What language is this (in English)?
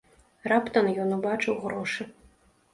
Belarusian